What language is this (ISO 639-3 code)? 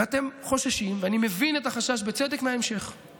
heb